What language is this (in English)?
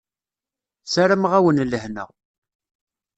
Kabyle